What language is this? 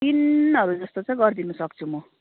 Nepali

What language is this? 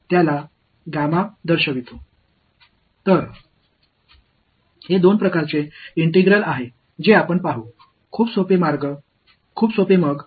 Tamil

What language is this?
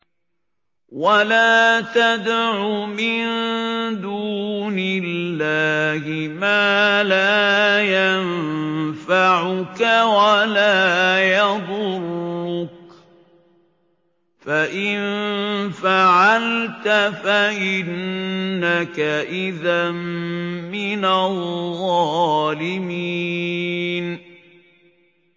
Arabic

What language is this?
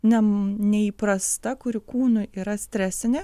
Lithuanian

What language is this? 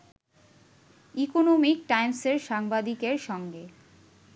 Bangla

